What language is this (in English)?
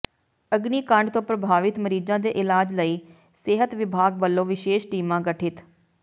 Punjabi